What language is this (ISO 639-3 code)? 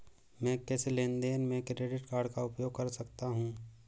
hin